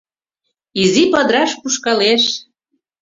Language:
Mari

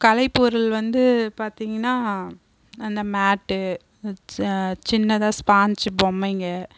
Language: Tamil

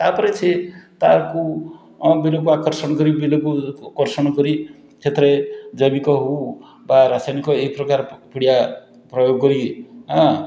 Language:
Odia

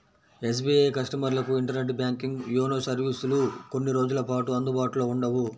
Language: Telugu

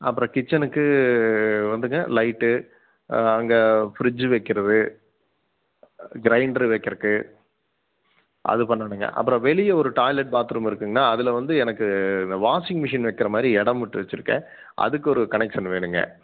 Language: Tamil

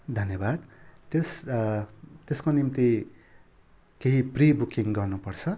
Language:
Nepali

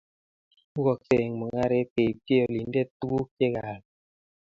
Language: Kalenjin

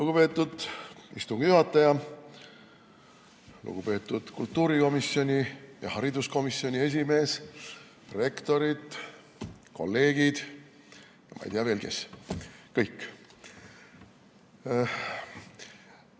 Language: Estonian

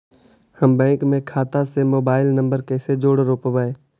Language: Magahi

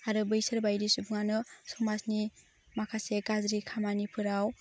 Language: Bodo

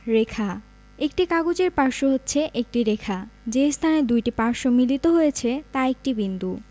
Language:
Bangla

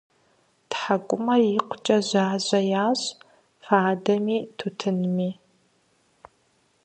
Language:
Kabardian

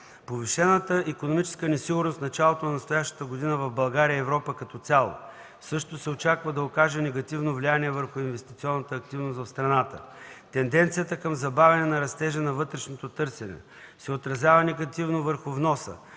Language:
Bulgarian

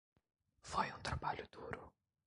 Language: Portuguese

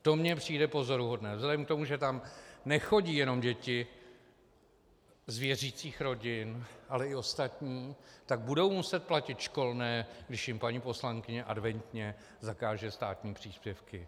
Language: Czech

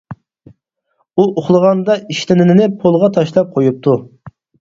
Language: Uyghur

